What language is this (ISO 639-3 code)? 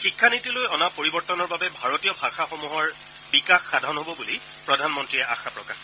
asm